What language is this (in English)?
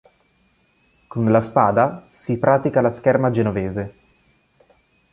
Italian